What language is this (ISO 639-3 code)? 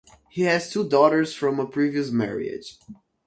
eng